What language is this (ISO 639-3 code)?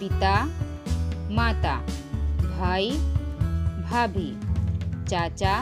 hin